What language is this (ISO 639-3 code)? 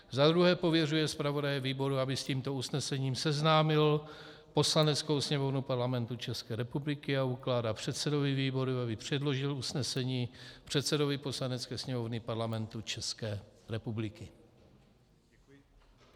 ces